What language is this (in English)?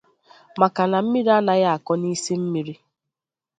Igbo